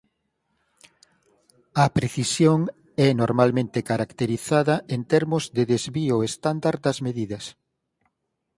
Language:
Galician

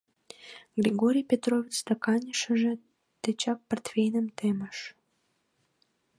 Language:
Mari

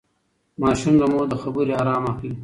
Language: Pashto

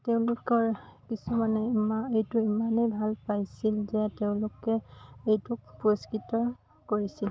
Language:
Assamese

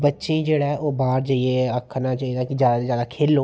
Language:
Dogri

